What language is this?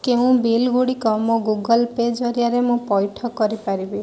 Odia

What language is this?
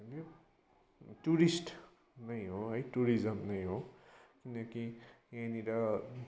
Nepali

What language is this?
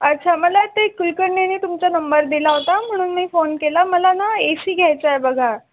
Marathi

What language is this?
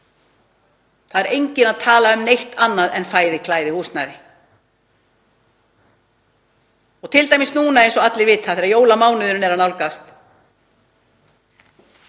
Icelandic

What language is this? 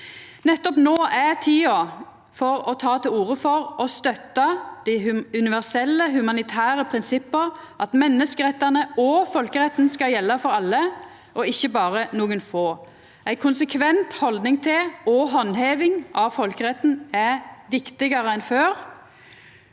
Norwegian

